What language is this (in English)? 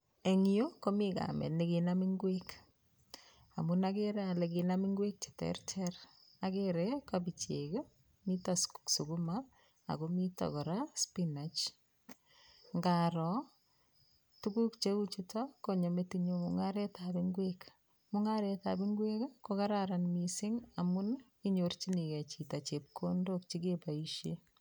Kalenjin